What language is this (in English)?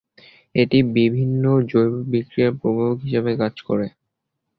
Bangla